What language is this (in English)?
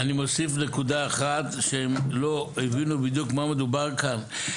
Hebrew